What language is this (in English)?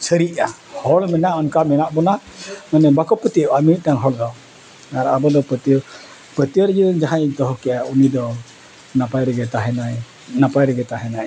Santali